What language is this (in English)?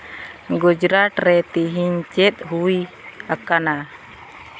Santali